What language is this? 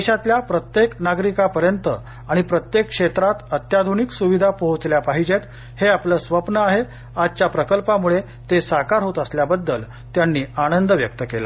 Marathi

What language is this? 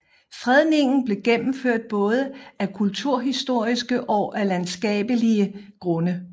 Danish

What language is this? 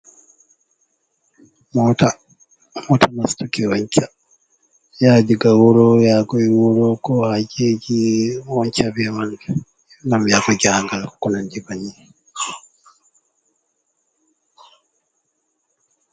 Fula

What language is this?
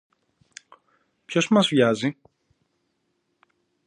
Greek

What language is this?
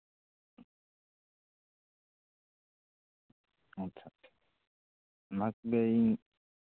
Santali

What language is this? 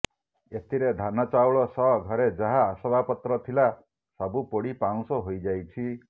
Odia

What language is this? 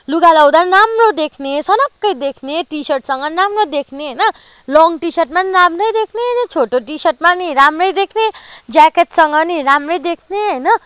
Nepali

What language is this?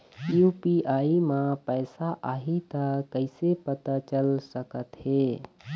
Chhattisgarhi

